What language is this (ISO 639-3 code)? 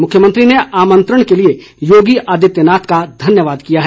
hin